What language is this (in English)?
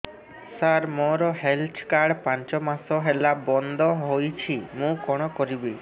Odia